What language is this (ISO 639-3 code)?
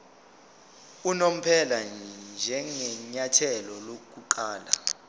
zul